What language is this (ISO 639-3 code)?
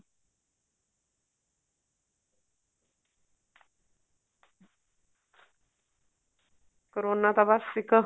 pan